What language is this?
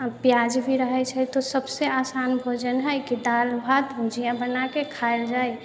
Maithili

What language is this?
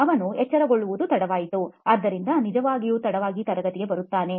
Kannada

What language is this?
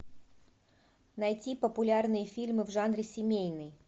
Russian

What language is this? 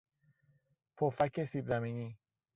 Persian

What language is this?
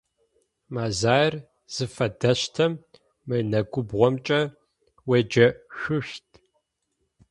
Adyghe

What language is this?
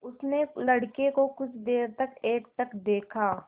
Hindi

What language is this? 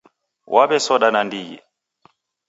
Taita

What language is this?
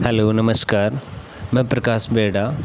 Hindi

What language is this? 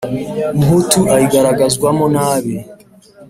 Kinyarwanda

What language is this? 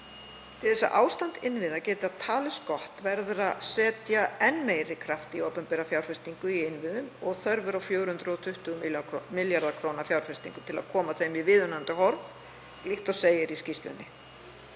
Icelandic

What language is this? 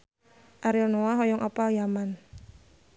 Sundanese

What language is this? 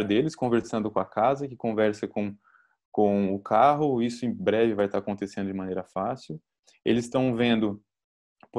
Portuguese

